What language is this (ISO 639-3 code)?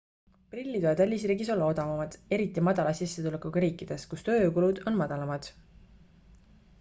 est